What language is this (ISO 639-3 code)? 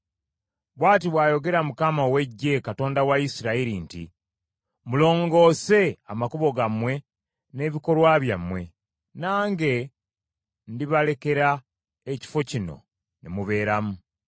lug